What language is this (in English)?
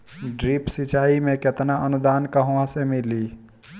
Bhojpuri